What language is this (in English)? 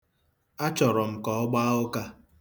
Igbo